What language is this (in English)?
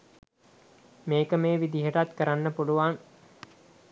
Sinhala